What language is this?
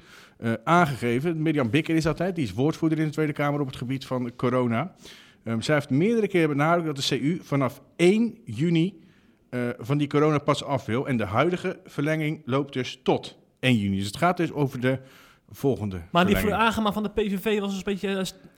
Dutch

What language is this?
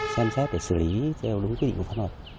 Vietnamese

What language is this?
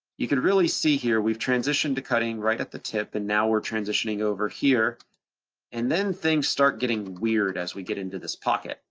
English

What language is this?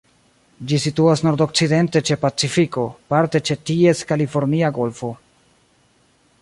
Esperanto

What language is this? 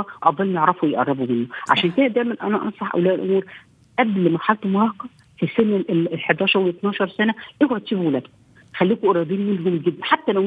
Arabic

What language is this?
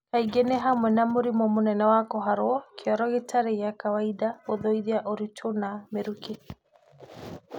Kikuyu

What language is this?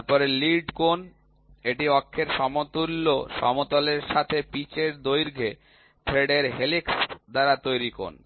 Bangla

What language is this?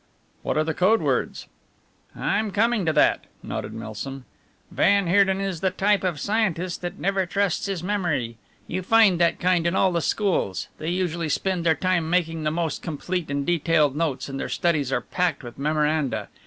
English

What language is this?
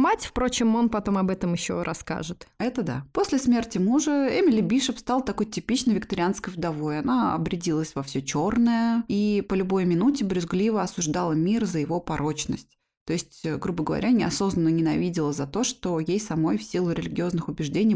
Russian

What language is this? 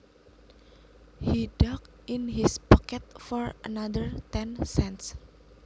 Javanese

